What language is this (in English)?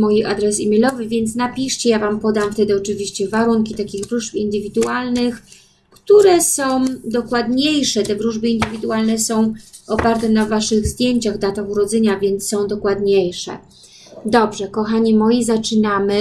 Polish